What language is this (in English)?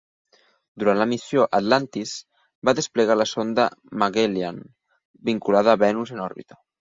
Catalan